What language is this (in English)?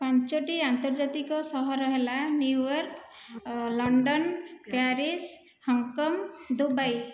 Odia